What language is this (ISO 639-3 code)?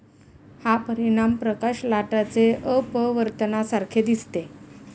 mar